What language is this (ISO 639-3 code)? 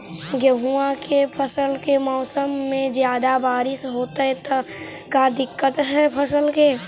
mag